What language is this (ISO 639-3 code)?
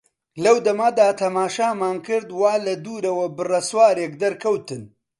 ckb